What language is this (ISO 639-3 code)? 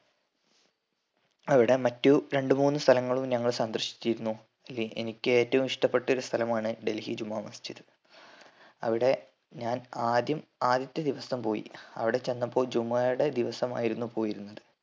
mal